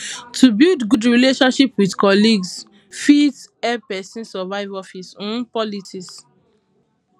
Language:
Nigerian Pidgin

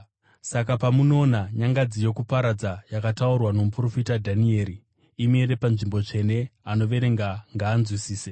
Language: Shona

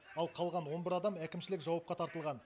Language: Kazakh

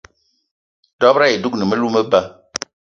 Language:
Eton (Cameroon)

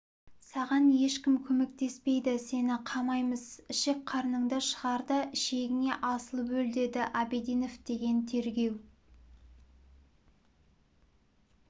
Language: Kazakh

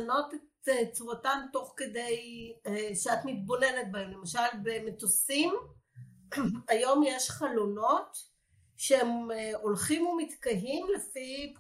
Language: Hebrew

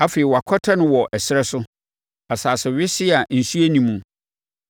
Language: Akan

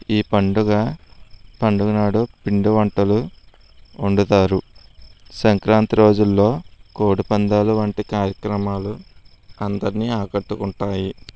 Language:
Telugu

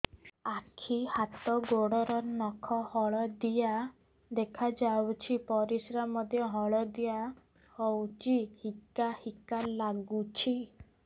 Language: Odia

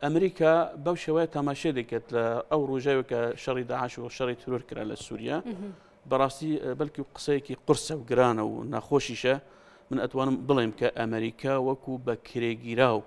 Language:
Arabic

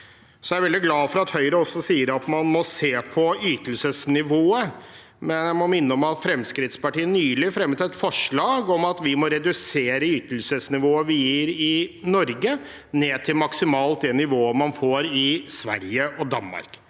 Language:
Norwegian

